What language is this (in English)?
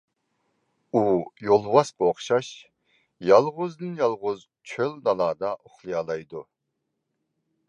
Uyghur